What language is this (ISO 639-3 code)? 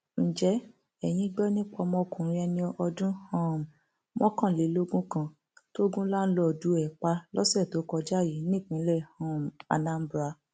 yor